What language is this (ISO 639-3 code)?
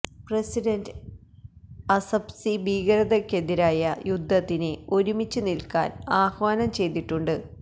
mal